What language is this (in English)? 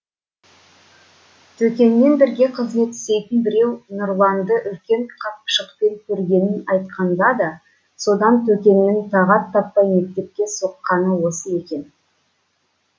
Kazakh